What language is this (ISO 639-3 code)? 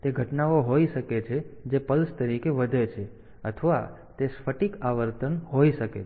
guj